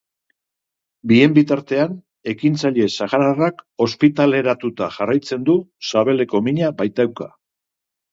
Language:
Basque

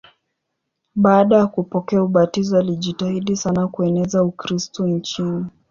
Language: Swahili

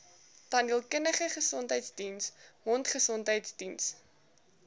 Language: Afrikaans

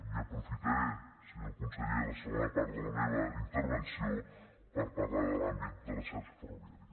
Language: Catalan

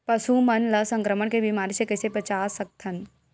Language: Chhattisgarhi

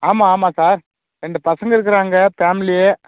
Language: Tamil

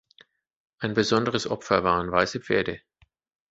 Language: German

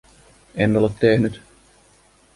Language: Finnish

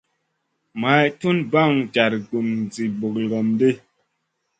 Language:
Masana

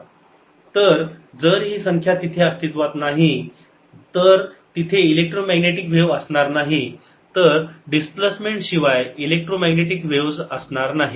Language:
Marathi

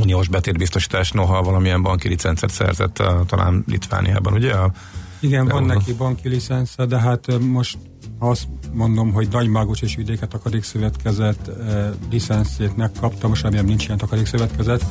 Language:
Hungarian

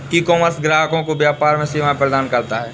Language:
Hindi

